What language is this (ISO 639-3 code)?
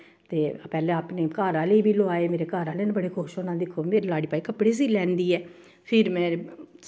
doi